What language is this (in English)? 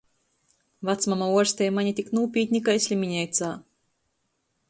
Latgalian